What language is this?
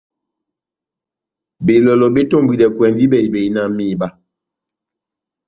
Batanga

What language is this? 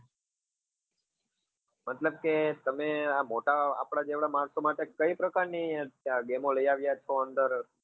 Gujarati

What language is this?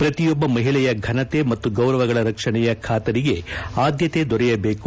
Kannada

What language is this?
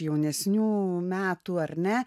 Lithuanian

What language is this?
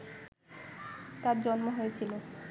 Bangla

